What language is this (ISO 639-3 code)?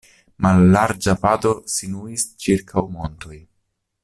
epo